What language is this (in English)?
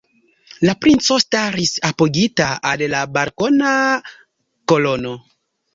Esperanto